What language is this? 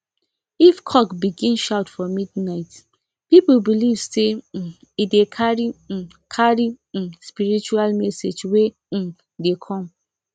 Nigerian Pidgin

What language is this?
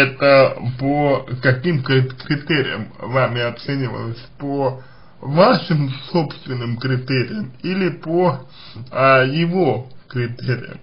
Russian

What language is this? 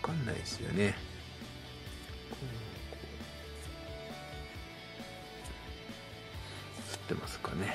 Japanese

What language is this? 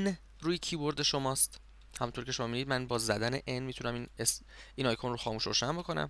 Persian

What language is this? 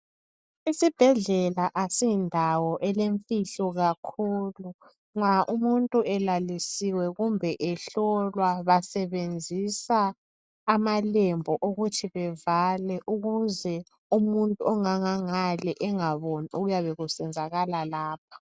North Ndebele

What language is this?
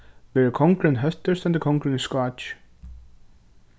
Faroese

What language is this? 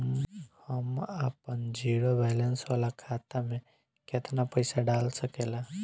Bhojpuri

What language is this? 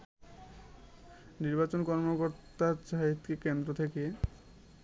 Bangla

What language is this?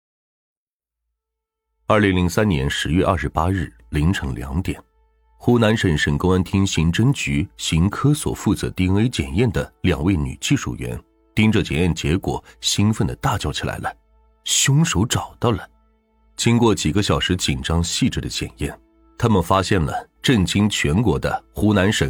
Chinese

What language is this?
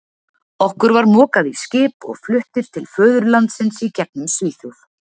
Icelandic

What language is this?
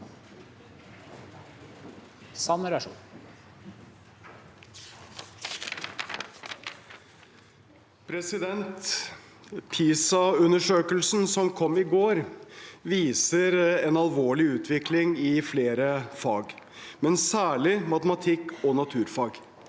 Norwegian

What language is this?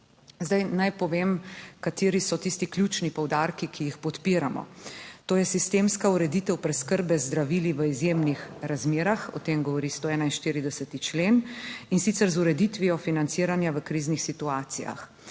Slovenian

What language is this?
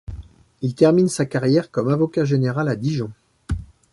French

